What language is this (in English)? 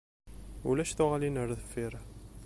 Kabyle